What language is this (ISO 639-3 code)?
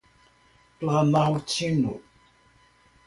por